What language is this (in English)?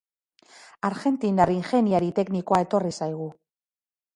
Basque